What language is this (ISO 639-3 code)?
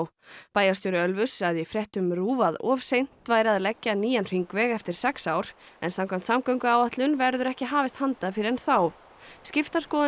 isl